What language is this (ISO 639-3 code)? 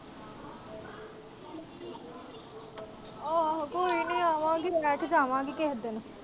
pan